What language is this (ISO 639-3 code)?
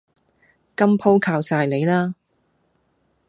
yue